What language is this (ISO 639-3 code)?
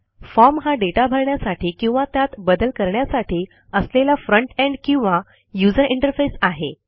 mar